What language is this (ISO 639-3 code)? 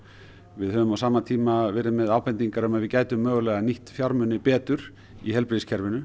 isl